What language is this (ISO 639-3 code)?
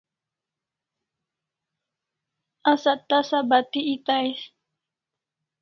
kls